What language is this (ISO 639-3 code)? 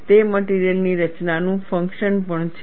guj